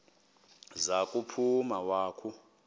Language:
Xhosa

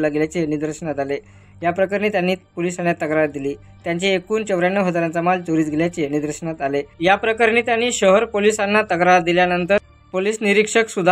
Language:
Romanian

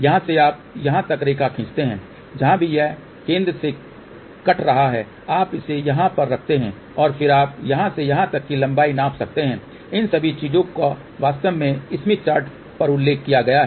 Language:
Hindi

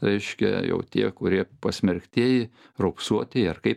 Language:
Lithuanian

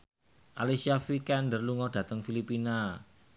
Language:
Javanese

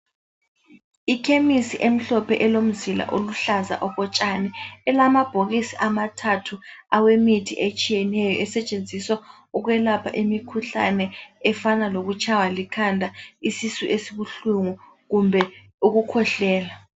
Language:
North Ndebele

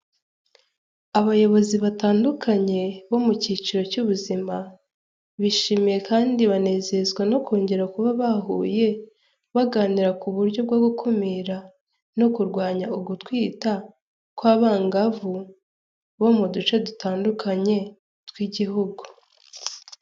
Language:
Kinyarwanda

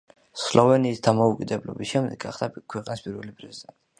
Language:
Georgian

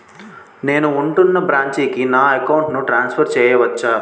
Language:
Telugu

